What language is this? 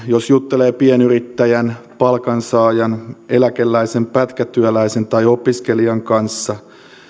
Finnish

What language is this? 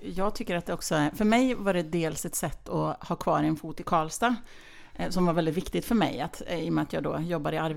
Swedish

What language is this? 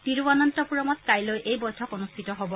Assamese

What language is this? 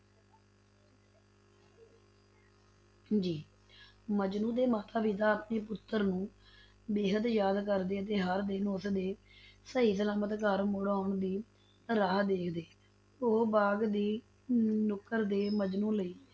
Punjabi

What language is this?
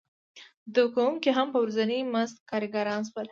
Pashto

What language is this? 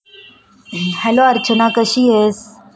Marathi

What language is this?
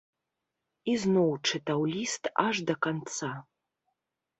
Belarusian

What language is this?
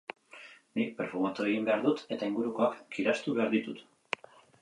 Basque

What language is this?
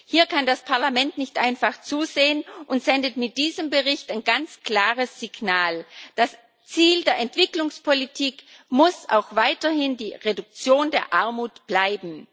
German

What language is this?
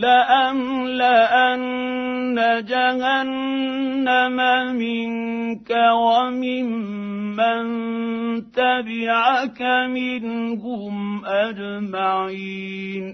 Arabic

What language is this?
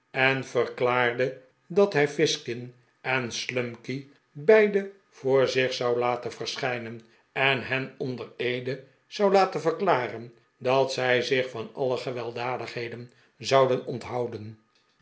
Dutch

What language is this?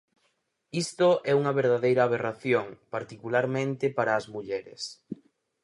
Galician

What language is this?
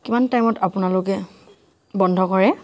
Assamese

